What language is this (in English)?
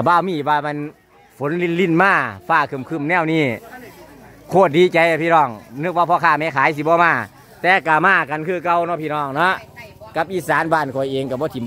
Thai